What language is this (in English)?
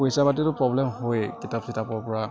Assamese